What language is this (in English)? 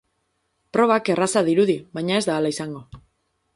Basque